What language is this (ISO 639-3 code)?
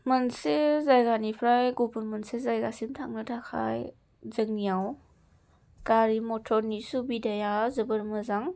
brx